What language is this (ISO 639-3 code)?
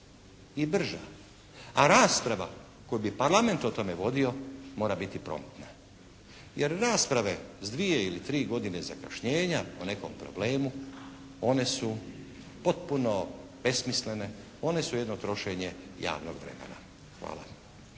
hrv